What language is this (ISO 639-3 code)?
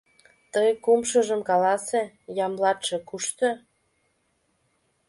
chm